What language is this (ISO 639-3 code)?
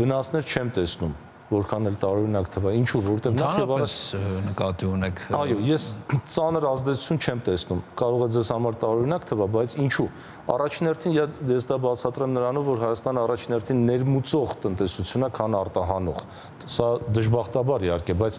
ron